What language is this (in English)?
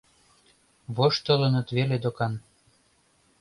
Mari